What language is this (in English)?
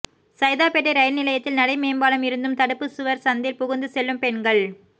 Tamil